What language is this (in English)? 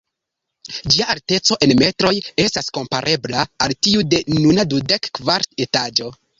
Esperanto